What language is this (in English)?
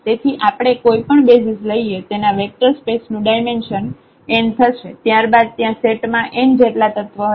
Gujarati